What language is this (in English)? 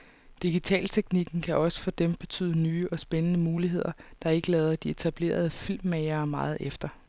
Danish